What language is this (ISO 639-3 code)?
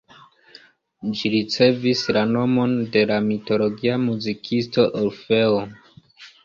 epo